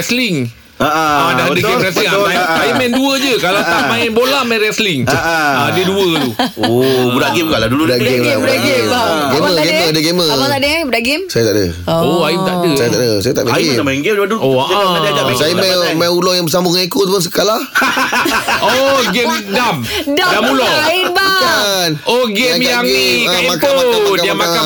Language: Malay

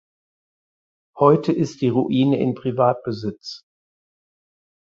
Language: German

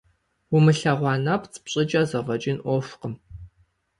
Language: Kabardian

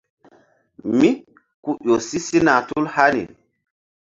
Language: Mbum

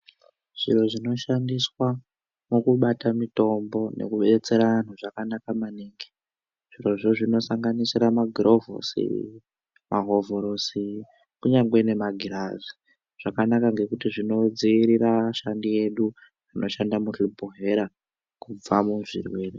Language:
Ndau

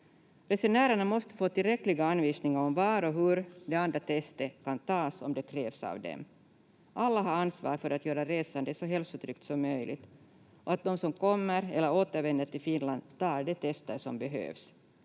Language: Finnish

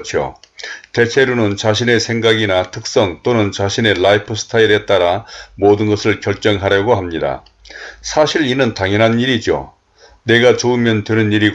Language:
Korean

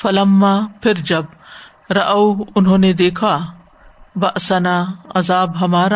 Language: Urdu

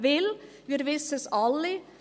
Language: Swiss German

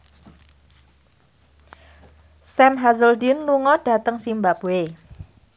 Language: Javanese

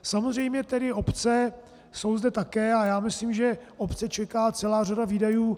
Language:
Czech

